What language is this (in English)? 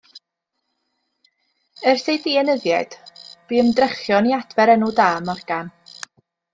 Welsh